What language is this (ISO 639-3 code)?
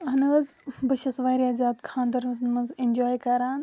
kas